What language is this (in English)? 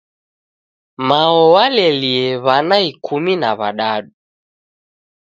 Taita